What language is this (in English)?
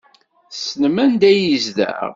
Kabyle